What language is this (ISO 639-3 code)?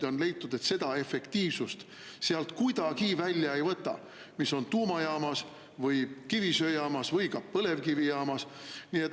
est